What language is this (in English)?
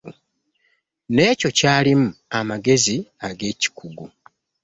Ganda